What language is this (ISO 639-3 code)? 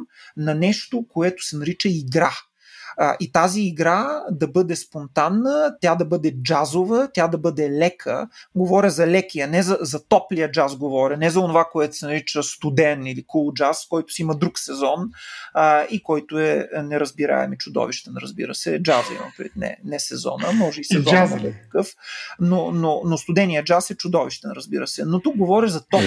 bul